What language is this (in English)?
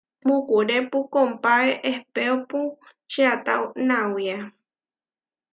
Huarijio